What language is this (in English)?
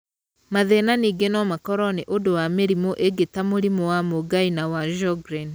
Kikuyu